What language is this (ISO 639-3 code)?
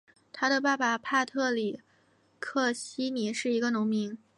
zho